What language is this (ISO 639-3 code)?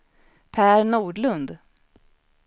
swe